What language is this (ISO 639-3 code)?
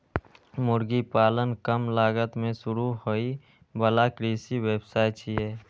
mai